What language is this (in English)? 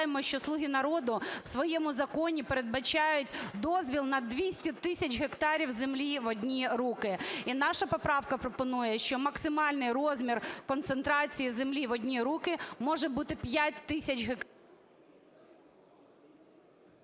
Ukrainian